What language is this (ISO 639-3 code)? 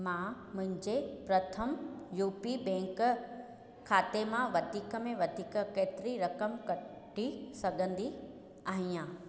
snd